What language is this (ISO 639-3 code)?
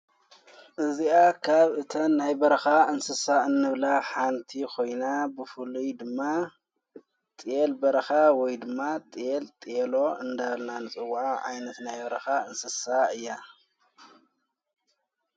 tir